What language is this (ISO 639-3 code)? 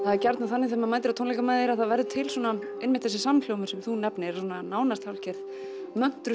isl